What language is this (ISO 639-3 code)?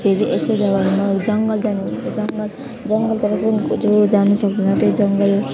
nep